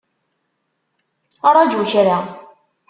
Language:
Kabyle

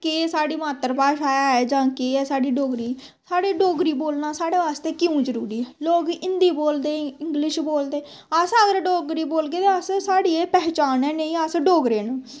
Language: Dogri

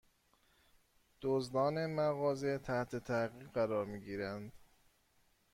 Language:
Persian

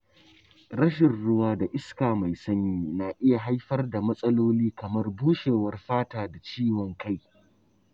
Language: Hausa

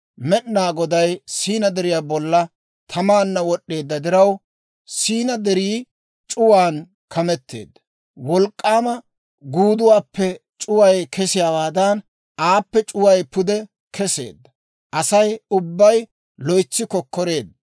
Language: Dawro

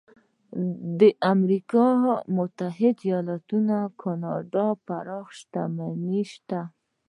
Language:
Pashto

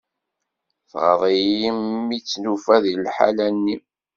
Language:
Kabyle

